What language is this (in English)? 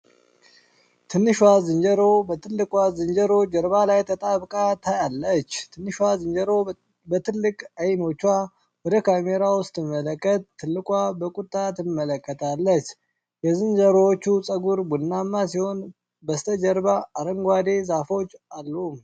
Amharic